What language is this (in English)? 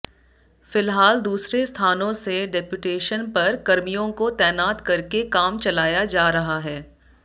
Hindi